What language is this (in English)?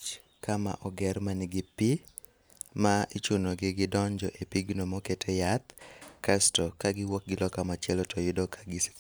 Luo (Kenya and Tanzania)